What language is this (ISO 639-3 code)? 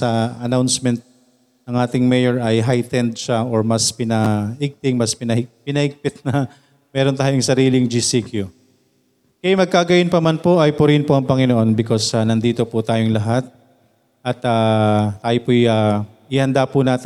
fil